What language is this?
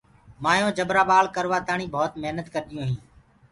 Gurgula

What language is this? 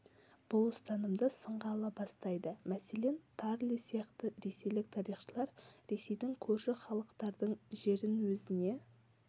Kazakh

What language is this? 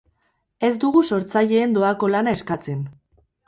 Basque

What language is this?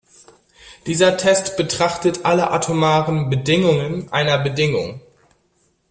German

